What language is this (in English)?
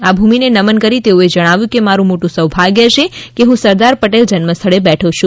Gujarati